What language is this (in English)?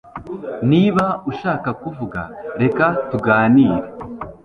Kinyarwanda